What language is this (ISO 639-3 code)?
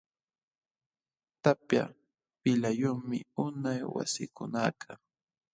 qxw